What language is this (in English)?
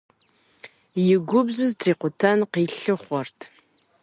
Kabardian